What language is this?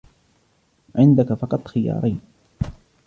Arabic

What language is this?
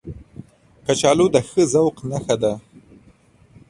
Pashto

